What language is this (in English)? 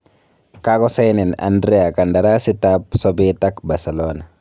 Kalenjin